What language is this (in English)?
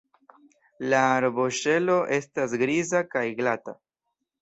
Esperanto